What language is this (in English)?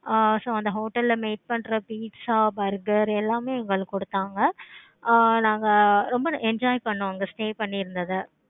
Tamil